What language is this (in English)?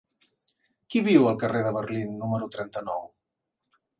Catalan